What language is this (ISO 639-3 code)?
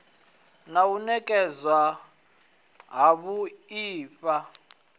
ven